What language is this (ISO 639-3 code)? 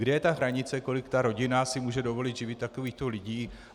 ces